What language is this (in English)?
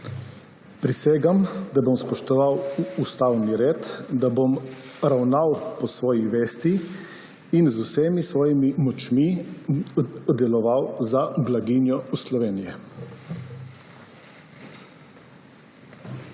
Slovenian